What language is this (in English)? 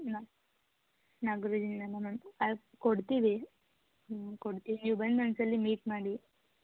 Kannada